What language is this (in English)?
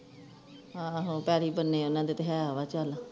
Punjabi